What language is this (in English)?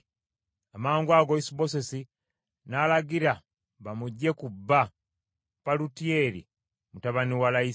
Ganda